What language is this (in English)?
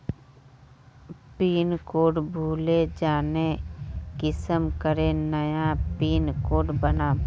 Magahi